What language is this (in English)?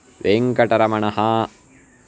Sanskrit